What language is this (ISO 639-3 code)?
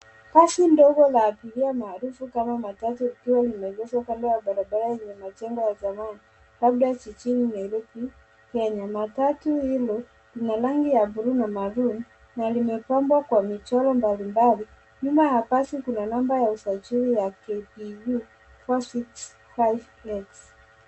swa